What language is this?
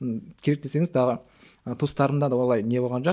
Kazakh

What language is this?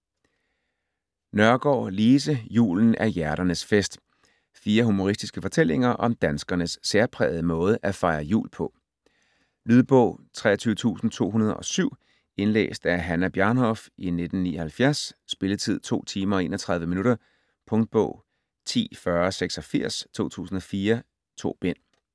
Danish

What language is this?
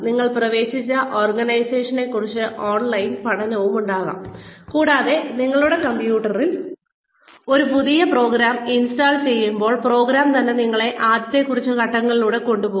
Malayalam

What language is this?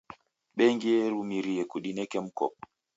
Taita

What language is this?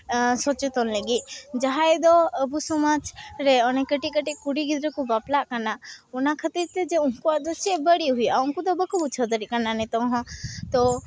Santali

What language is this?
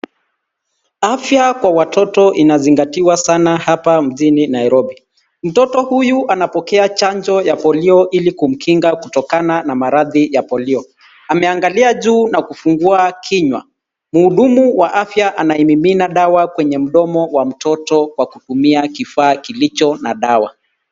Swahili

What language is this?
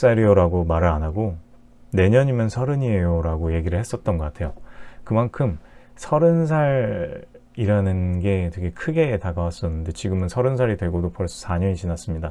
Korean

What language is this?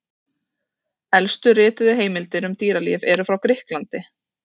Icelandic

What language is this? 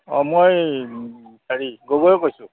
Assamese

